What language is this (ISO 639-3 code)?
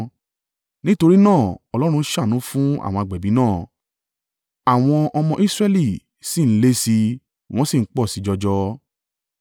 yor